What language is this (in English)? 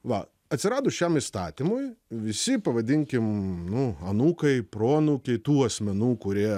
Lithuanian